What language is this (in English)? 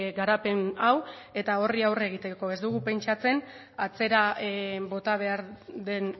Basque